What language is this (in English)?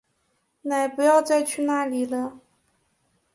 Chinese